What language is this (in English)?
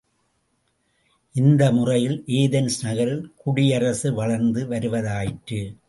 Tamil